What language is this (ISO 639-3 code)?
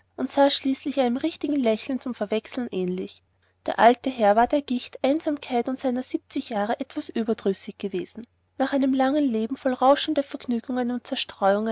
deu